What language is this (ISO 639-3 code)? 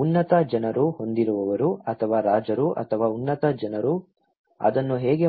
kan